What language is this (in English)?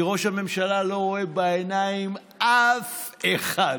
Hebrew